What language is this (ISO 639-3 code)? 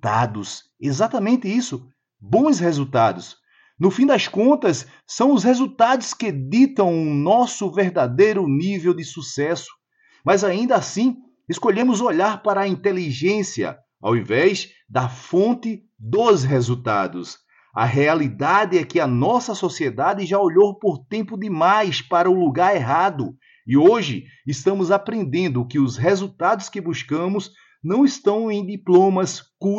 por